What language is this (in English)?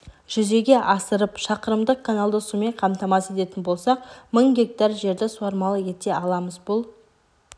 Kazakh